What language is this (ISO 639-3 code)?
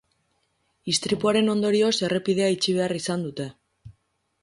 eus